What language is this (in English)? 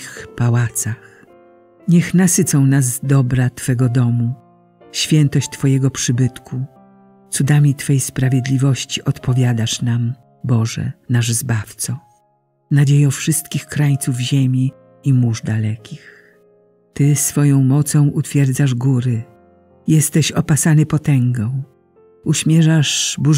Polish